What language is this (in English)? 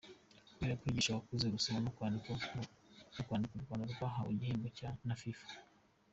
Kinyarwanda